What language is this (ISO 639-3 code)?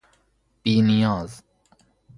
fas